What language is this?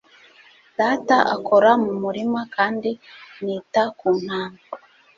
Kinyarwanda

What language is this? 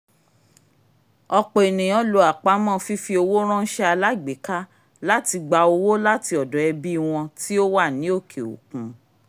Yoruba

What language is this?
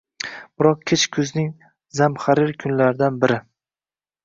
Uzbek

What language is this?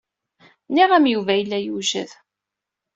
Kabyle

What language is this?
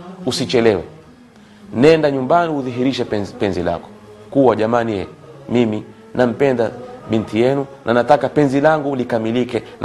Swahili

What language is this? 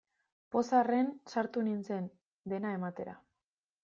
Basque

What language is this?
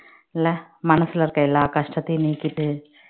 Tamil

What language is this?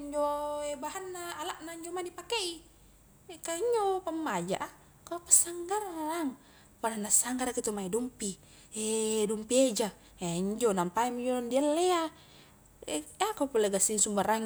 Highland Konjo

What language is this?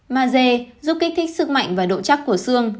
Vietnamese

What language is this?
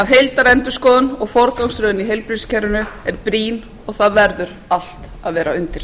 Icelandic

